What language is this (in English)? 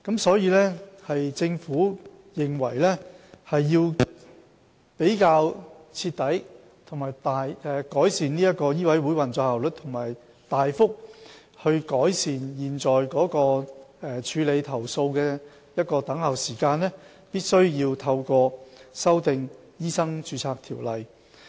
Cantonese